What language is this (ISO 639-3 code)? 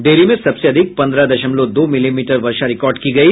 hin